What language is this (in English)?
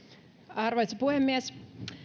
Finnish